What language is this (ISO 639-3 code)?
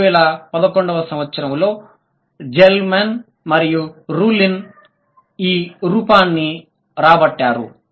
tel